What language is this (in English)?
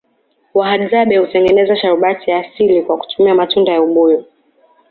Swahili